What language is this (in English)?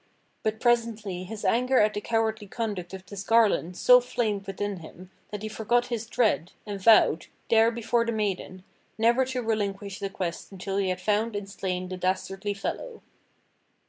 English